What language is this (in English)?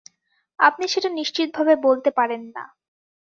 Bangla